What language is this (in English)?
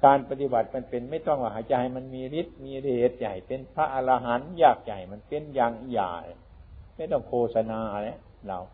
Thai